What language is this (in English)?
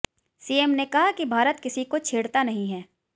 Hindi